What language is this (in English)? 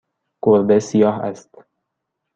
Persian